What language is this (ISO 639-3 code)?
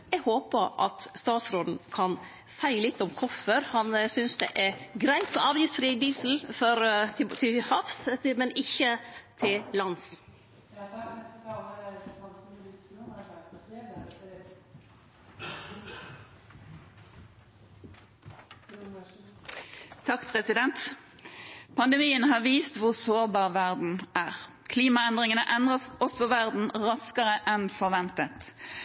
nor